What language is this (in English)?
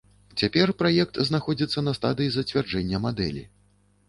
Belarusian